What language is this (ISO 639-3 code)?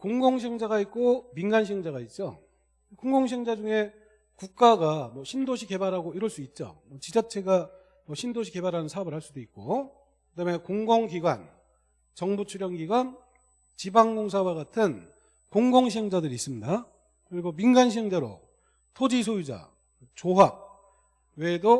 kor